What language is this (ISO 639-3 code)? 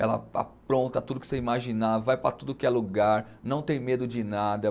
por